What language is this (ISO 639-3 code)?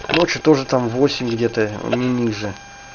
rus